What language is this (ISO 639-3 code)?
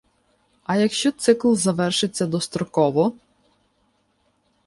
ukr